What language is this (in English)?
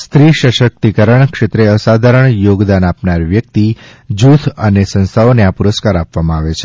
Gujarati